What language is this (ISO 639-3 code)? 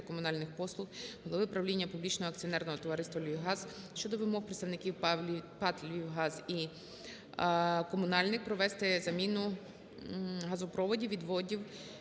ukr